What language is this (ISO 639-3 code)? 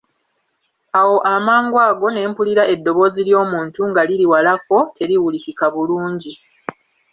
lug